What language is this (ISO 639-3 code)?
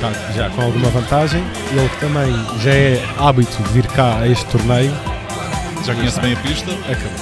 por